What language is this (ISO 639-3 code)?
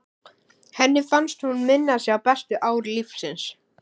isl